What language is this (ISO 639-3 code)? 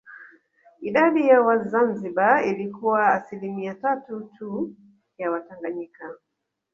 swa